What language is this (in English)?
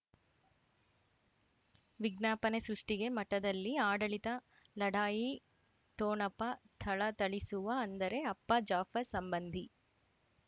Kannada